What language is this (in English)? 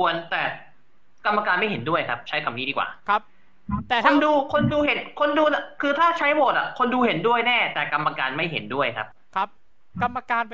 Thai